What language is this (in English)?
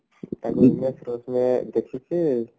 Odia